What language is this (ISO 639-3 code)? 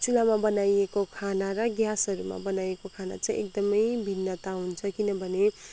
nep